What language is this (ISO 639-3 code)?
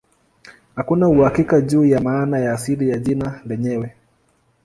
swa